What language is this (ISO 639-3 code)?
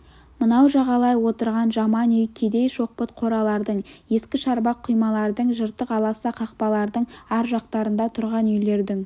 kaz